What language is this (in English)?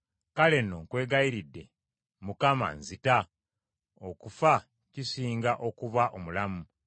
Ganda